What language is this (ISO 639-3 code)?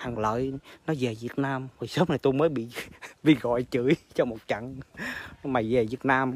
vie